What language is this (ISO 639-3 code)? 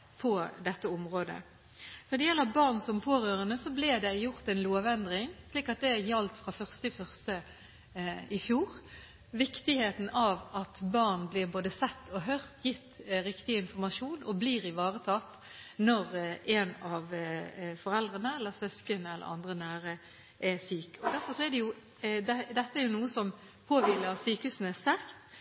nob